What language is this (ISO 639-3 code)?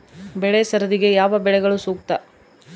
kan